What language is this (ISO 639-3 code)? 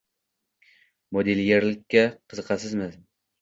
uzb